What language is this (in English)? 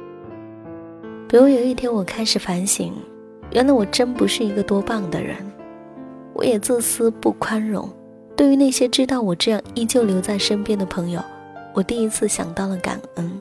Chinese